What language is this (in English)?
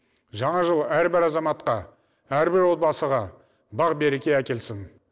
Kazakh